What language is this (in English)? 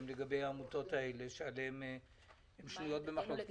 Hebrew